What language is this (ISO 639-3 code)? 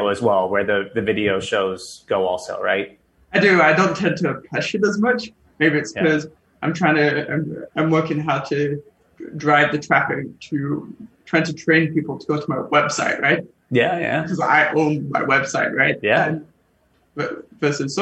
eng